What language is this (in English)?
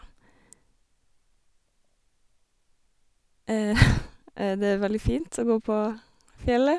Norwegian